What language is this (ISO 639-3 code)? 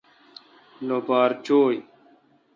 xka